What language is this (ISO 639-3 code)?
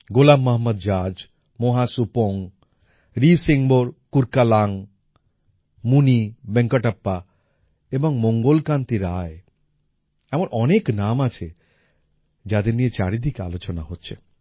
ben